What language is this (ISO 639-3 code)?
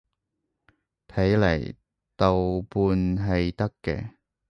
yue